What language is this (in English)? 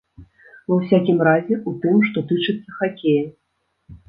Belarusian